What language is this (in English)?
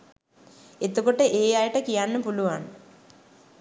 Sinhala